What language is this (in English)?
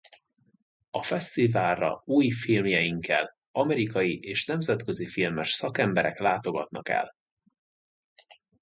Hungarian